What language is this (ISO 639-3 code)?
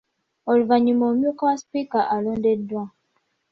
lug